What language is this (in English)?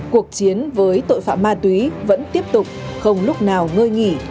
Vietnamese